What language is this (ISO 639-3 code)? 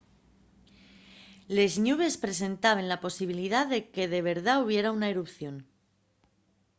ast